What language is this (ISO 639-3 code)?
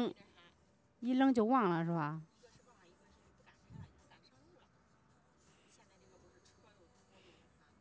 zho